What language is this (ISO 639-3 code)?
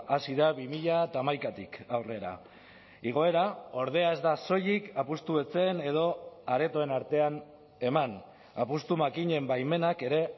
eus